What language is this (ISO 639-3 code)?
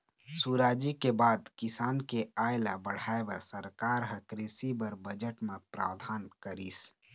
hne